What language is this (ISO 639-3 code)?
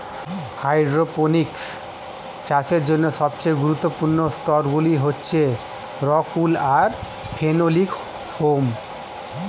ben